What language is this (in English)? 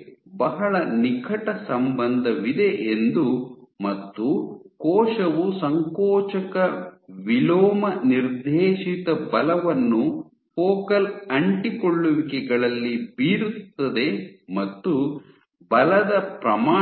Kannada